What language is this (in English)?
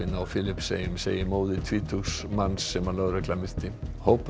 Icelandic